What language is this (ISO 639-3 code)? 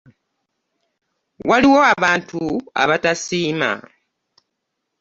lug